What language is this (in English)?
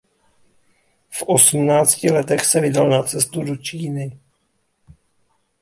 Czech